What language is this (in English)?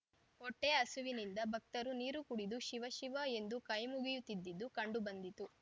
Kannada